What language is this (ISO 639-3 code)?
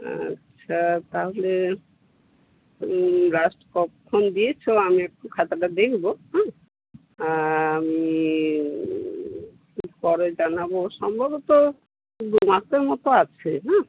ben